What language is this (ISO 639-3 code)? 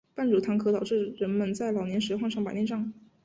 zho